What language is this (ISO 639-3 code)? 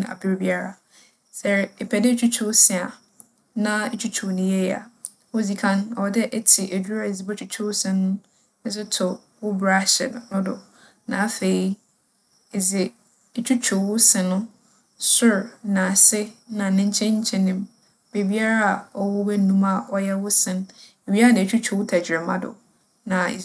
aka